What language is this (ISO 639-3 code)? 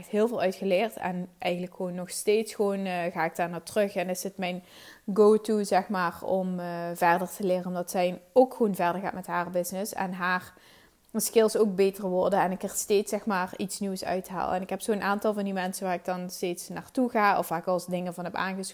nld